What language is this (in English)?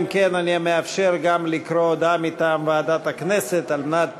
Hebrew